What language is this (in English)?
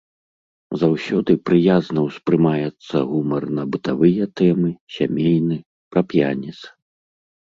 Belarusian